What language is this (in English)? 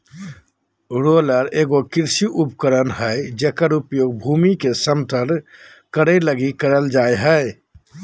Magahi